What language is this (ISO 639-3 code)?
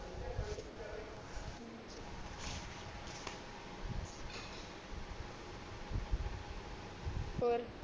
pan